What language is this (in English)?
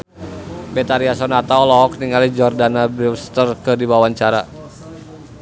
Sundanese